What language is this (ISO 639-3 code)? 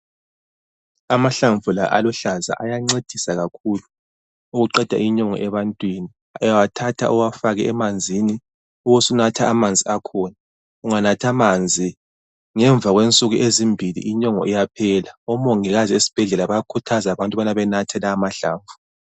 nde